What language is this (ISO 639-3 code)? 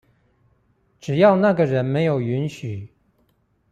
zho